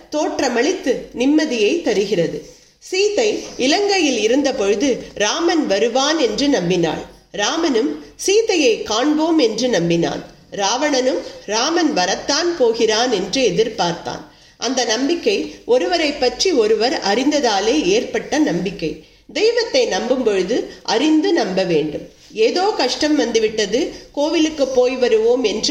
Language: Tamil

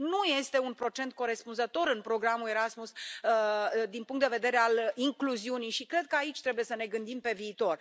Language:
Romanian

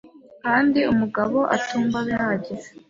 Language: Kinyarwanda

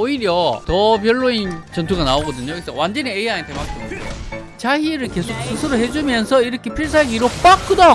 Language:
Korean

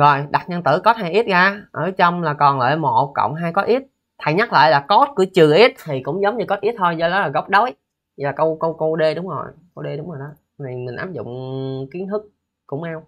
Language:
Vietnamese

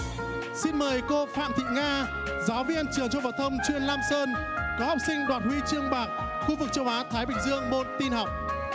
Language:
Vietnamese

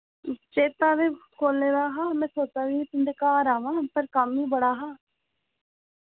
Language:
Dogri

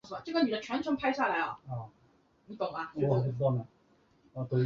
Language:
Chinese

